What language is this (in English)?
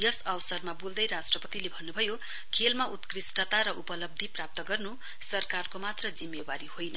Nepali